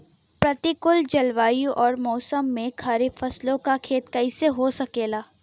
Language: Bhojpuri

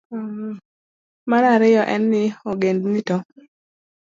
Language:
Luo (Kenya and Tanzania)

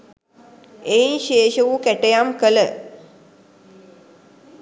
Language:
Sinhala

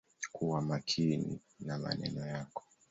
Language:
Swahili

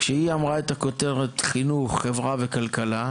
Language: Hebrew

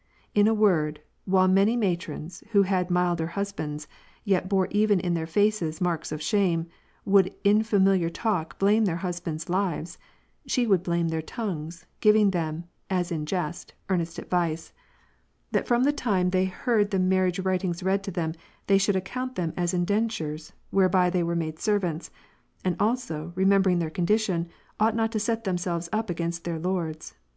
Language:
English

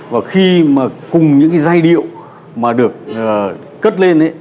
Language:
Vietnamese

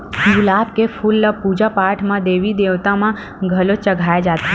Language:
Chhattisgarhi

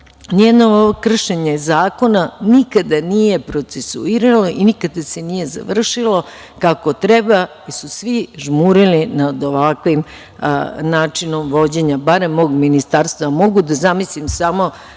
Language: Serbian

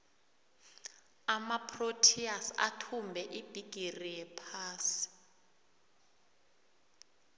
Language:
South Ndebele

